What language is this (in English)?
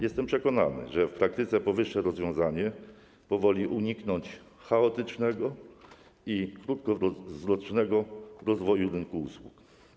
Polish